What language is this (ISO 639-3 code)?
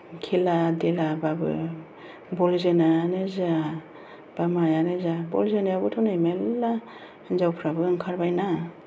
brx